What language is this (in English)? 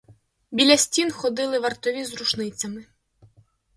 Ukrainian